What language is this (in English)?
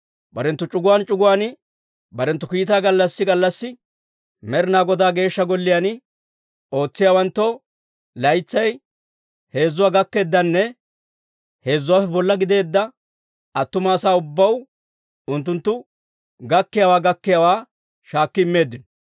Dawro